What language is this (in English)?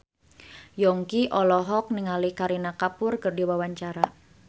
Sundanese